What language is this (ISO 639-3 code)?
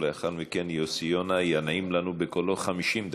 heb